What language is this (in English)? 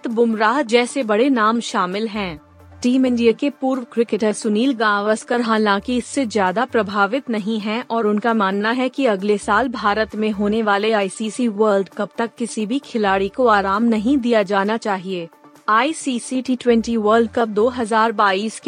Hindi